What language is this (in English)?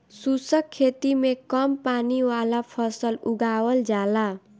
Bhojpuri